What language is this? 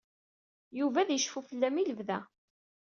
Kabyle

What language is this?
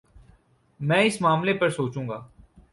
Urdu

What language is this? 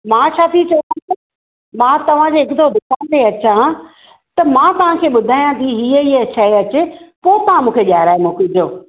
Sindhi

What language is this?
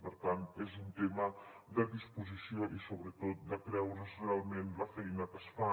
Catalan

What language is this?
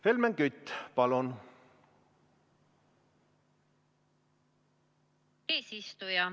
Estonian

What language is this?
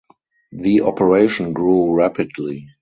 English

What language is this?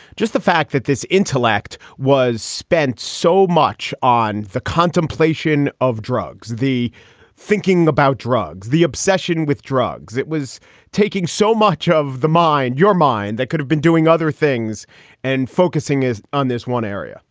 English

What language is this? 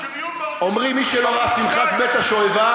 Hebrew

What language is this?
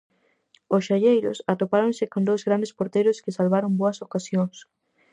Galician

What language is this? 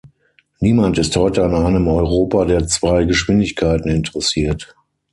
German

